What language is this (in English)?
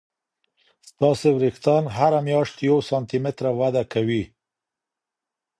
Pashto